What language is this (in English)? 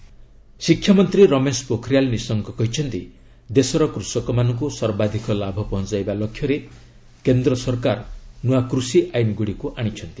Odia